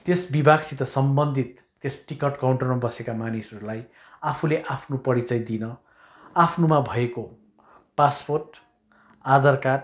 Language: Nepali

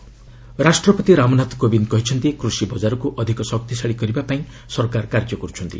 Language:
Odia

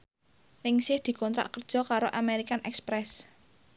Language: Javanese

